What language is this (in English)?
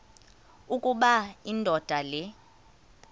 Xhosa